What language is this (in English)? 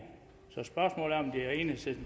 Danish